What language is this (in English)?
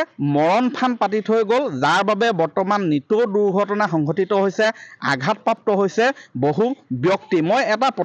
Bangla